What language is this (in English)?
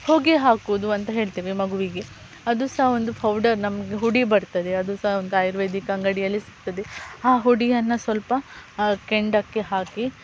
Kannada